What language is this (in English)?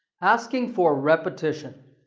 English